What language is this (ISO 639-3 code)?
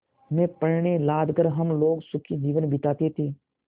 hin